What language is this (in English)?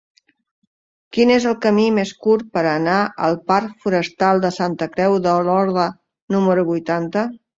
Catalan